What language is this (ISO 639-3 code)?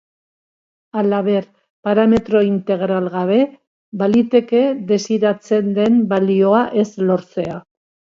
eus